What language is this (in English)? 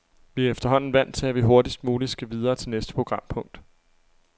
Danish